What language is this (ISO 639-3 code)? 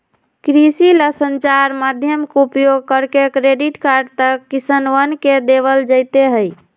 mag